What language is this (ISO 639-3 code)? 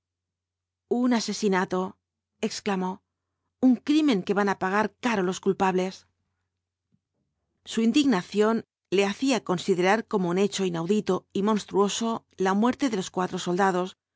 spa